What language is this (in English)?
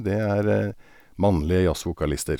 Norwegian